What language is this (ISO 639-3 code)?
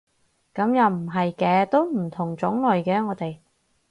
yue